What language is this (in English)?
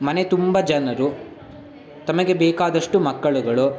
Kannada